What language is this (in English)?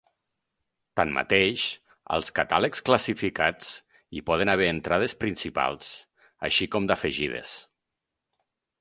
Catalan